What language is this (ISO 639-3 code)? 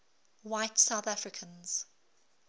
eng